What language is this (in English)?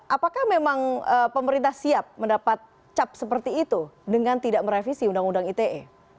Indonesian